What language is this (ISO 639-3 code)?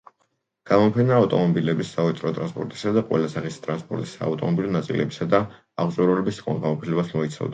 kat